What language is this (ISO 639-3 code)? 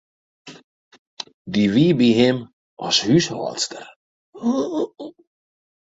fry